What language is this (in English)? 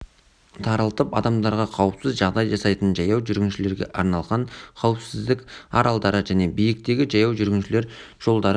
Kazakh